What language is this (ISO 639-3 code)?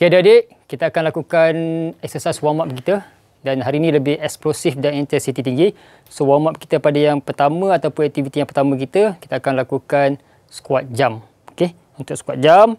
msa